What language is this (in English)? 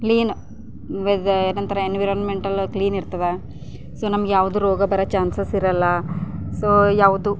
Kannada